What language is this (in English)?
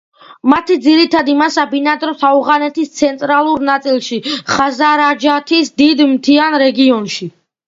Georgian